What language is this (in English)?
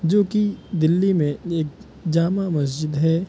Urdu